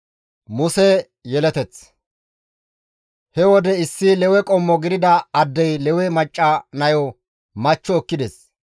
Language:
Gamo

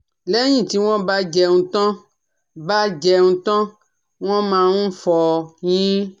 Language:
Yoruba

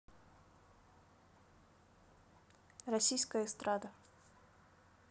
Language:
Russian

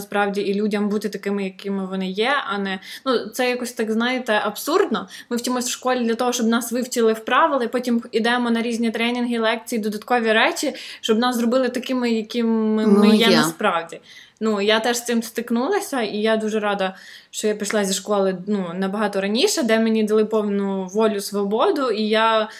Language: Ukrainian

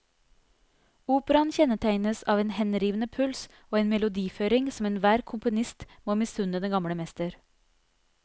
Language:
Norwegian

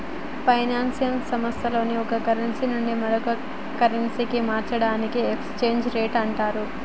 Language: Telugu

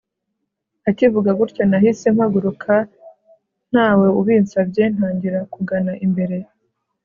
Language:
Kinyarwanda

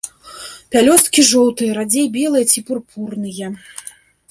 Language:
Belarusian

